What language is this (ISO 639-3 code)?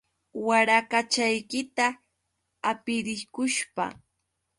qux